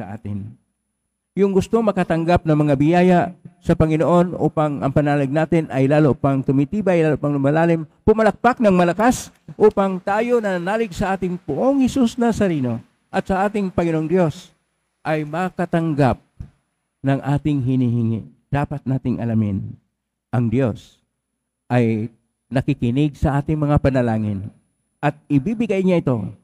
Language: Filipino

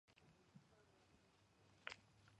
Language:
Georgian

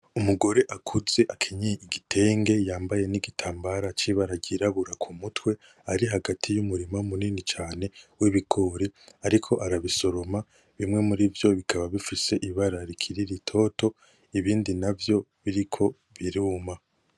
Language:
Rundi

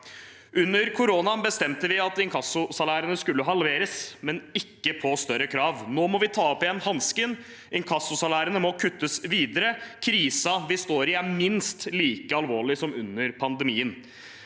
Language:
Norwegian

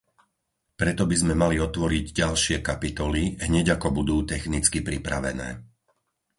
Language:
Slovak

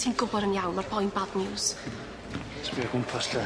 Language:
Welsh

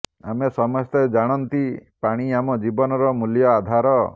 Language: Odia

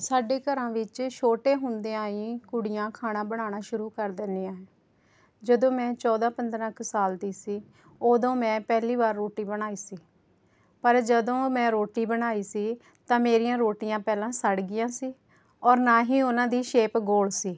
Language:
Punjabi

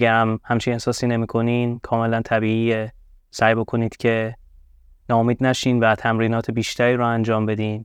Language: Persian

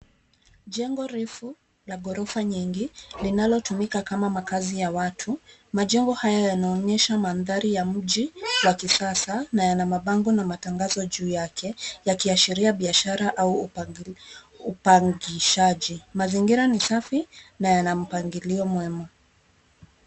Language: Swahili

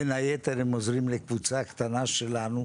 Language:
Hebrew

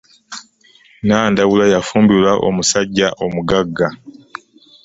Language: Ganda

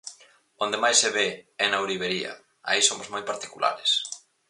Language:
Galician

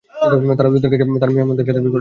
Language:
Bangla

